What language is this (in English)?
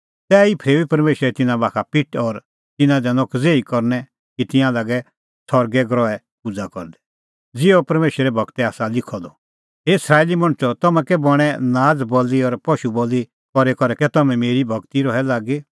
Kullu Pahari